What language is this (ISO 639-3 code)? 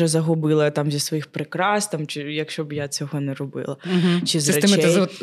ukr